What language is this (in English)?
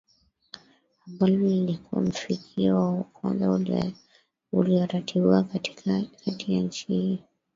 Swahili